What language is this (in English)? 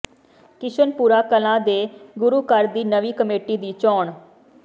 Punjabi